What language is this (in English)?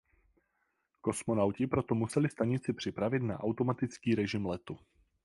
Czech